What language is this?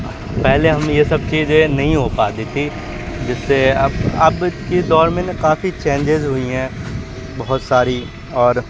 Urdu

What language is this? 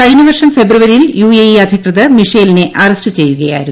Malayalam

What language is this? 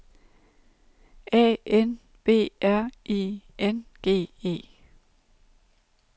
Danish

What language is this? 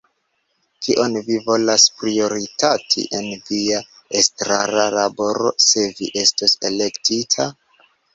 Esperanto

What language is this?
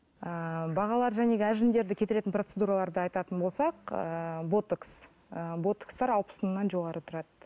Kazakh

